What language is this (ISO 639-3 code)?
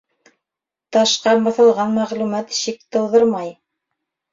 bak